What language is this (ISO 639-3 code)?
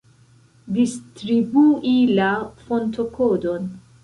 epo